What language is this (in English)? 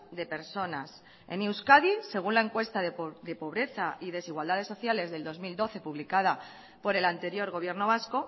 Spanish